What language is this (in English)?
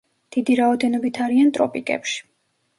Georgian